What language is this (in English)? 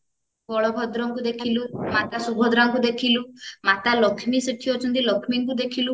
Odia